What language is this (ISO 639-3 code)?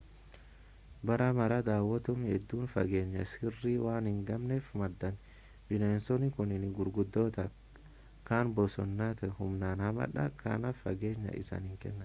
orm